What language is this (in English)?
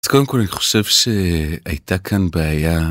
Hebrew